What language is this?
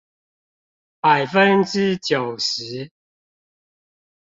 Chinese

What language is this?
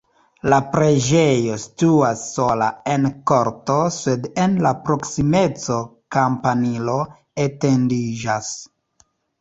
Esperanto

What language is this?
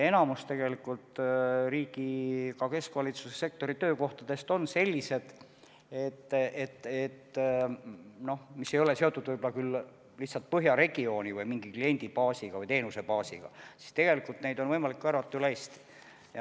Estonian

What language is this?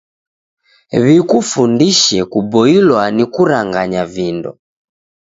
Taita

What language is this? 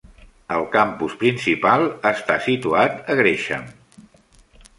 Catalan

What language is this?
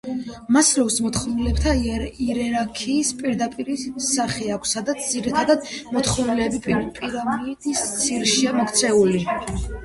Georgian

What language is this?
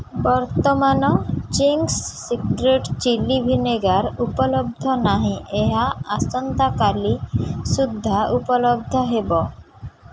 Odia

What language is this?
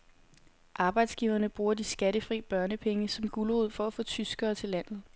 Danish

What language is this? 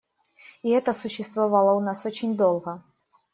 Russian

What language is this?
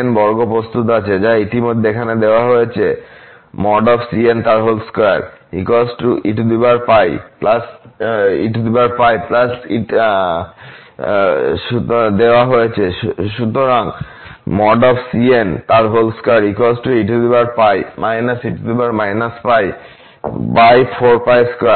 Bangla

